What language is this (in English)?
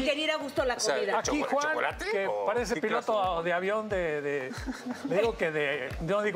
Spanish